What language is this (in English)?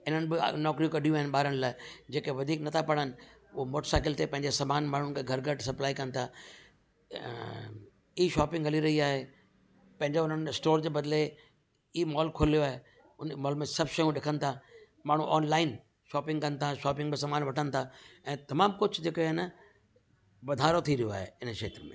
Sindhi